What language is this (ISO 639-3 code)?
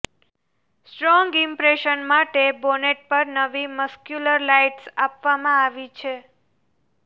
guj